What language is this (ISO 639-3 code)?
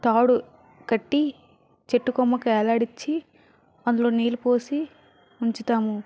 tel